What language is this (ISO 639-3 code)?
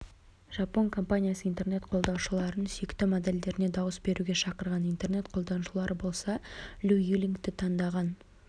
kaz